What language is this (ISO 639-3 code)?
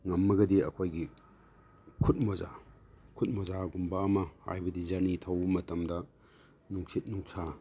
mni